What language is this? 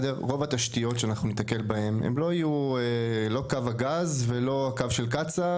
Hebrew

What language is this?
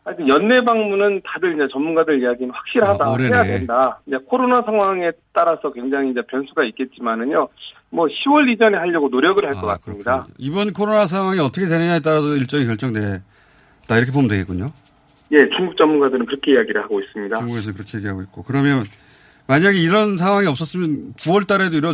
Korean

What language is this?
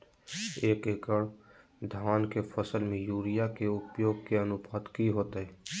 Magahi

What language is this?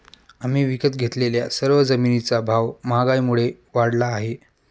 Marathi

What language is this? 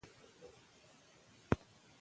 Pashto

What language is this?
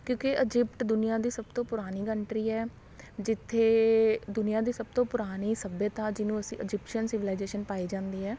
Punjabi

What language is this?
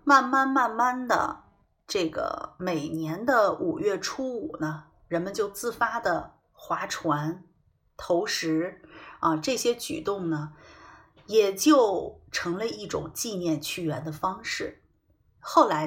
Chinese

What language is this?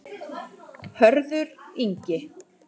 Icelandic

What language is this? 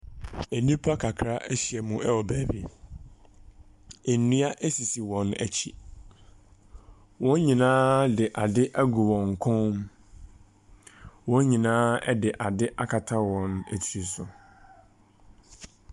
Akan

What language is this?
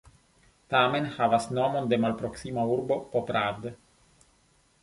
Esperanto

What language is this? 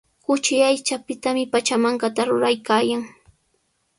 Sihuas Ancash Quechua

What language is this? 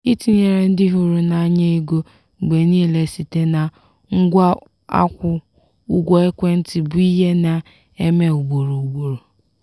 Igbo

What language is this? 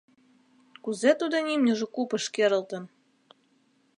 Mari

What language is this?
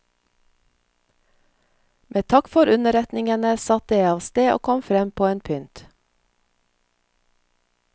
Norwegian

